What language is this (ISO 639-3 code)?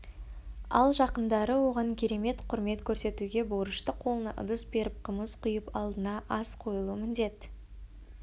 kaz